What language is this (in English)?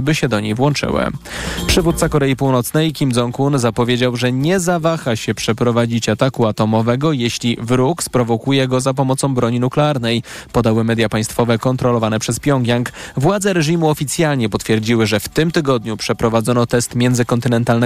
Polish